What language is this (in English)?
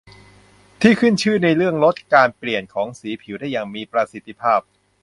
Thai